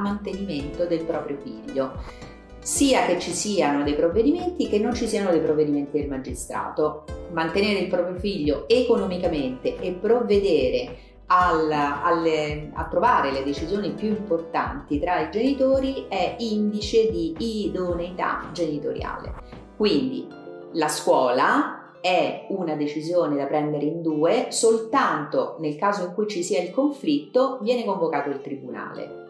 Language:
Italian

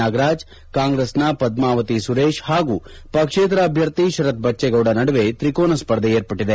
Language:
Kannada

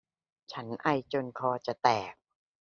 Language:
Thai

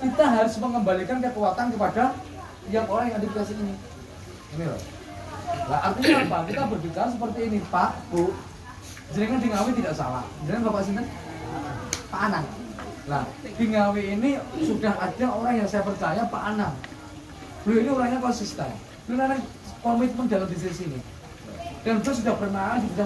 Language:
Indonesian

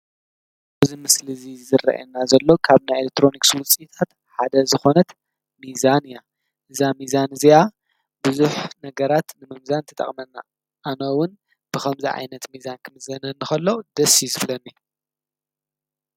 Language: Tigrinya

